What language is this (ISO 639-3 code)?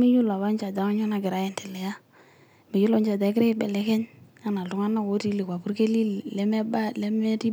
mas